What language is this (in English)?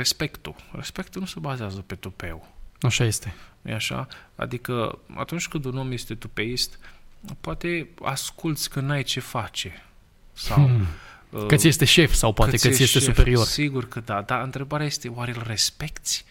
Romanian